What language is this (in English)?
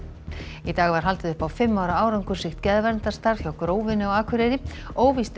Icelandic